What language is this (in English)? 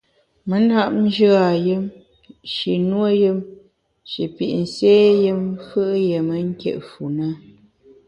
Bamun